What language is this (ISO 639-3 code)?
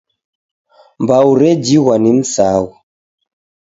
dav